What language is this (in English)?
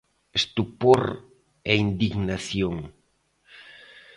Galician